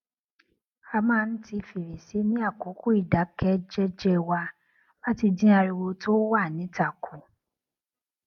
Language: Yoruba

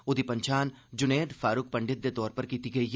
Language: Dogri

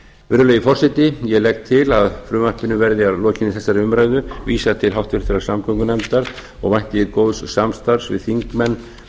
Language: Icelandic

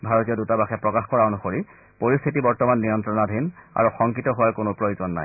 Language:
Assamese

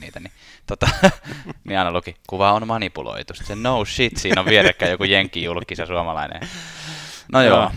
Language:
Finnish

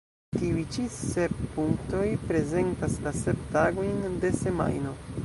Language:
Esperanto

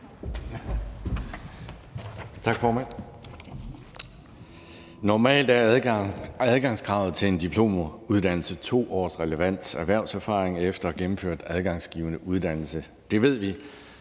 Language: Danish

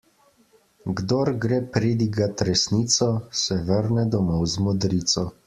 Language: Slovenian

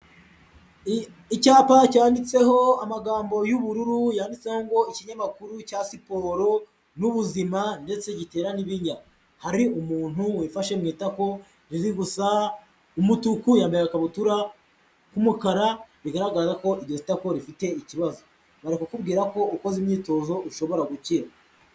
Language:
Kinyarwanda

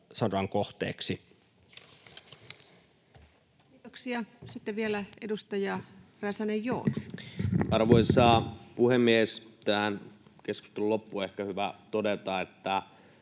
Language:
Finnish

